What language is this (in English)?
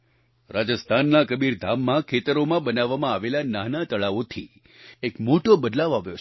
Gujarati